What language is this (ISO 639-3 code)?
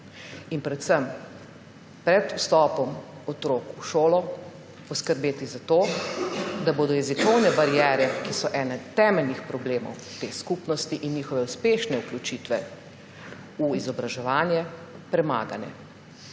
slv